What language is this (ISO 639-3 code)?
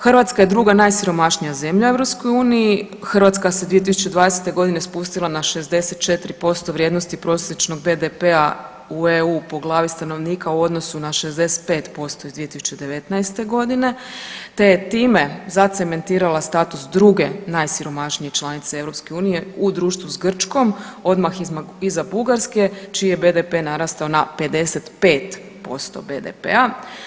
hrv